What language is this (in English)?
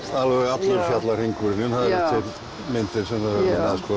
Icelandic